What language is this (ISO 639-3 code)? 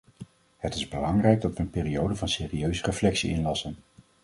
nld